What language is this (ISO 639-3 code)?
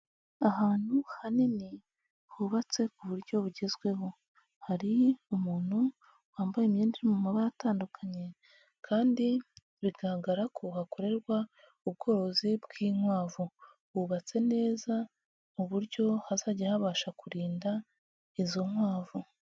kin